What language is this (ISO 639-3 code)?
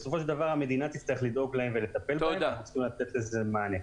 heb